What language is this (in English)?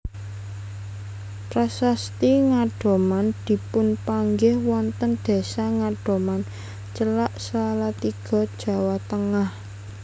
Javanese